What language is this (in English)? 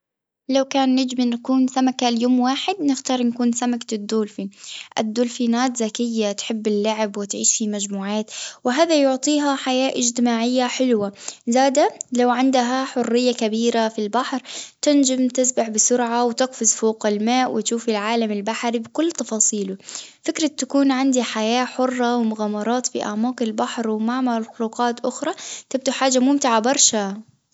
Tunisian Arabic